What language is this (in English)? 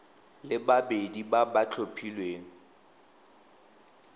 Tswana